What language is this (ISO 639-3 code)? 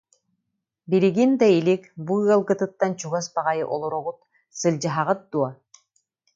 sah